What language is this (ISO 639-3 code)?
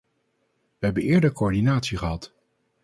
nld